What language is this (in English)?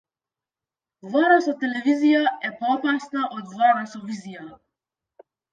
Macedonian